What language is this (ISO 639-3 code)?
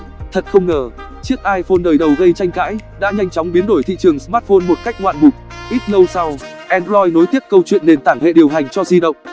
vie